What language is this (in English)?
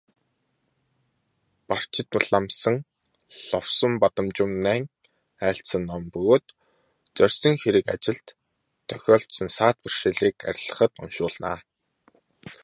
Mongolian